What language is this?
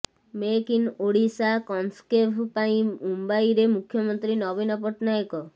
Odia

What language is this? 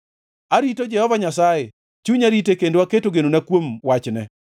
Luo (Kenya and Tanzania)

